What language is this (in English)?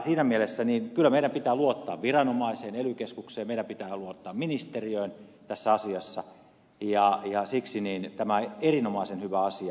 Finnish